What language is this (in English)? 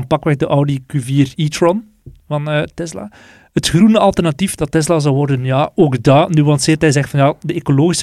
Dutch